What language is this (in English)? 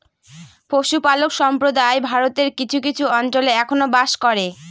Bangla